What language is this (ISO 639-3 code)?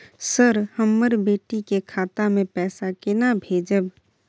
mai